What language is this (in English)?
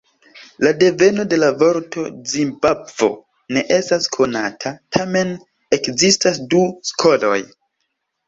Esperanto